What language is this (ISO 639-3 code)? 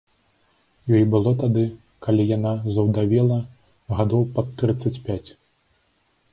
bel